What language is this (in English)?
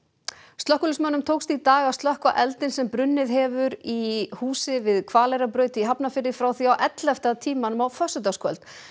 Icelandic